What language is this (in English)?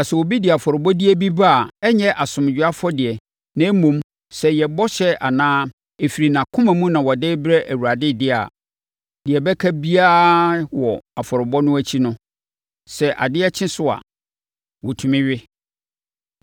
Akan